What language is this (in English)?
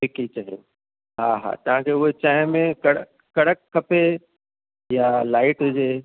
Sindhi